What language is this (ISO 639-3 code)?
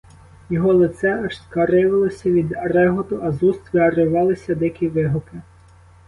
ukr